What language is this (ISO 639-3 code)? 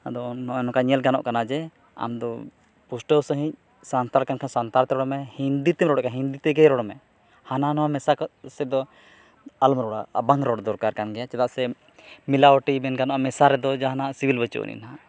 sat